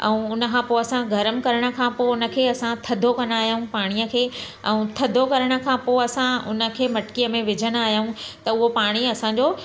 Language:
Sindhi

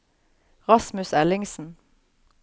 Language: Norwegian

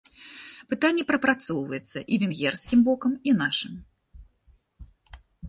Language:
Belarusian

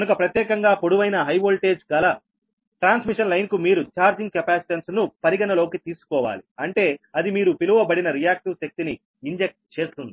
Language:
Telugu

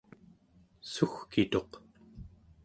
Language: Central Yupik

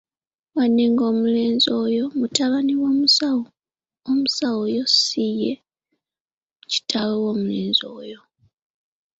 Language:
Ganda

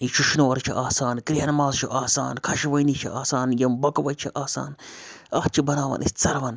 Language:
Kashmiri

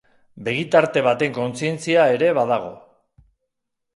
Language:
Basque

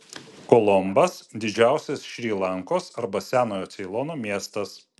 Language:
Lithuanian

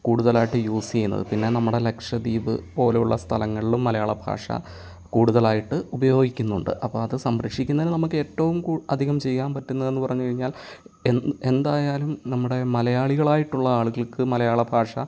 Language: Malayalam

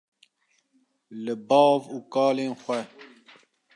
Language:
Kurdish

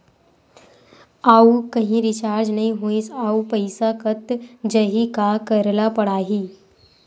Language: Chhattisgarhi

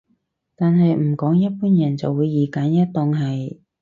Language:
Cantonese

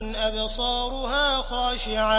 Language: Arabic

